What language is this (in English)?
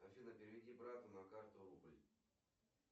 Russian